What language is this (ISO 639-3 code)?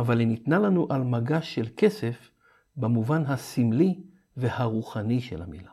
heb